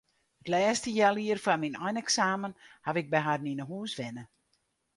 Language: Western Frisian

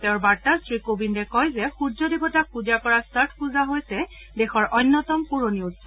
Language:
Assamese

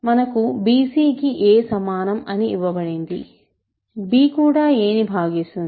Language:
Telugu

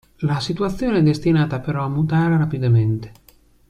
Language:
Italian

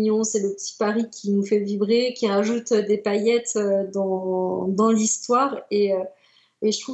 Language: French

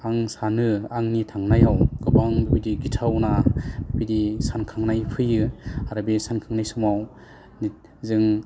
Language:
Bodo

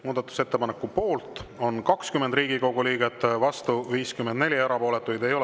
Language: Estonian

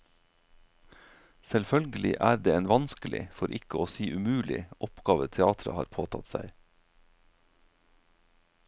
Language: Norwegian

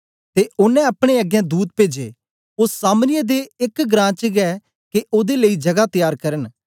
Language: Dogri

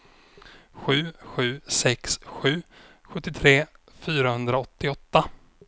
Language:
Swedish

